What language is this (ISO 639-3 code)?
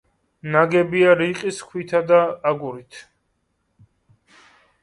kat